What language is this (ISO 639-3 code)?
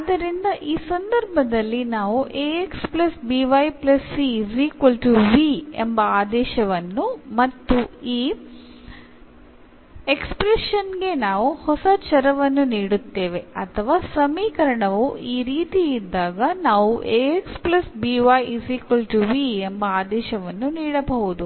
kan